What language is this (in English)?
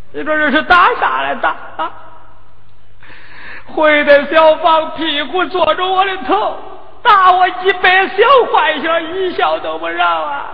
Chinese